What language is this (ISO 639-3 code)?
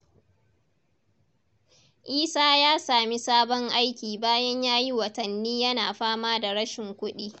hau